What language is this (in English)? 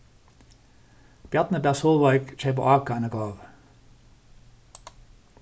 Faroese